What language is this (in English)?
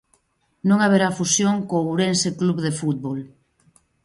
Galician